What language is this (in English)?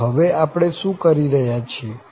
Gujarati